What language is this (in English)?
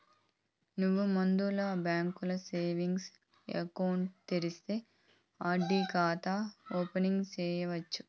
Telugu